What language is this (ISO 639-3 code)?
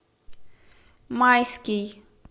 rus